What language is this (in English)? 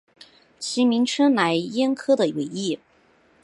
Chinese